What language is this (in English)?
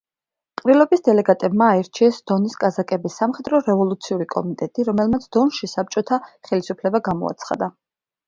Georgian